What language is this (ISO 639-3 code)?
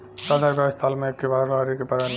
bho